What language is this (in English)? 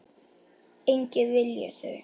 Icelandic